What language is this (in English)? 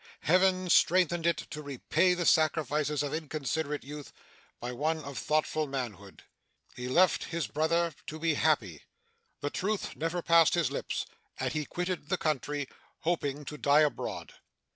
English